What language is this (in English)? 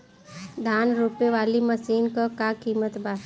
Bhojpuri